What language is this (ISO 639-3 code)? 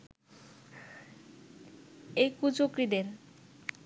ben